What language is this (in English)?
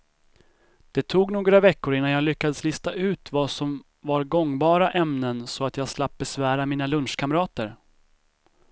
Swedish